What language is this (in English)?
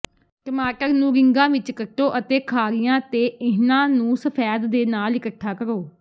Punjabi